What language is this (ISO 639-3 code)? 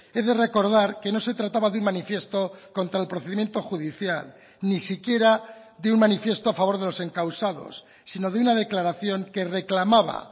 spa